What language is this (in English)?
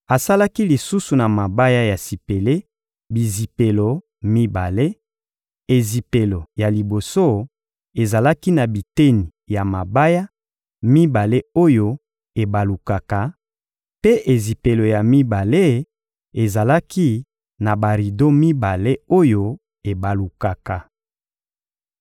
Lingala